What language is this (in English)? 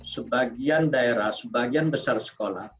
Indonesian